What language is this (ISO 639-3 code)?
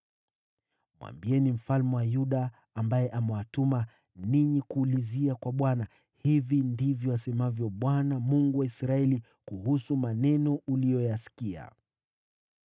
swa